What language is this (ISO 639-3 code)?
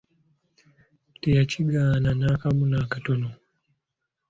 lug